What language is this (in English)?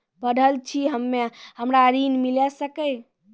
Maithili